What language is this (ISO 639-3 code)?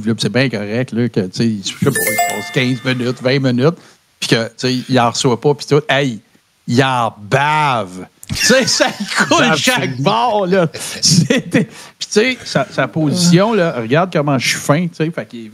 fra